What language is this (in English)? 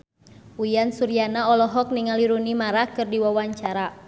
Sundanese